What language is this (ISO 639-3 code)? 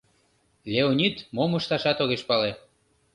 chm